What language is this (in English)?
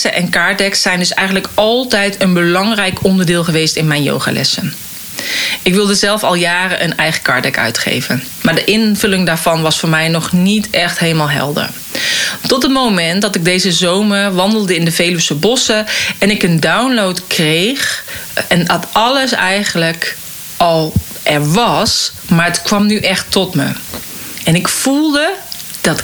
Dutch